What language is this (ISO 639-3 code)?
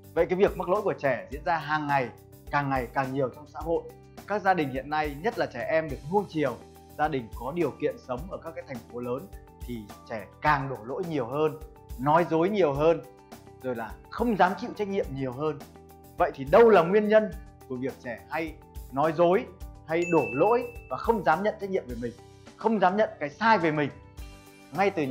vie